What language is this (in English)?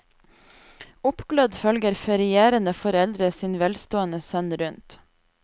Norwegian